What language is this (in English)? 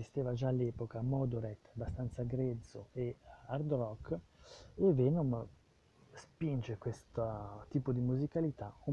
Italian